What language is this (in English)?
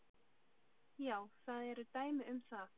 Icelandic